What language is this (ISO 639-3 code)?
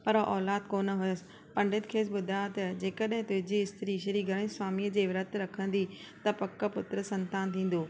snd